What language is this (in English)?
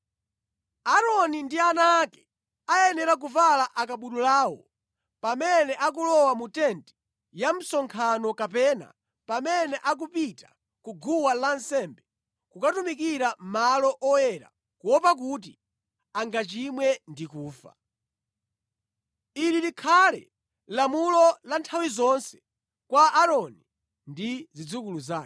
Nyanja